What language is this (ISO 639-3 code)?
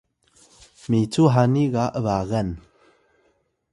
tay